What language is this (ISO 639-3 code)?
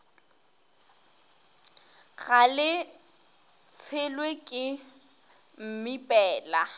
nso